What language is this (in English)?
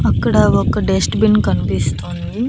Telugu